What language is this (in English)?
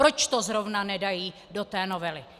Czech